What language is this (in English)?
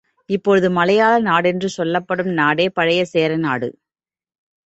Tamil